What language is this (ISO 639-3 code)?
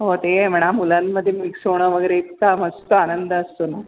mar